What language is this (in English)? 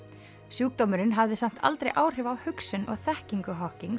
Icelandic